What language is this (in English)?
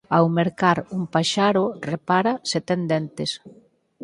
Galician